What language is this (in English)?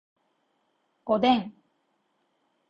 Japanese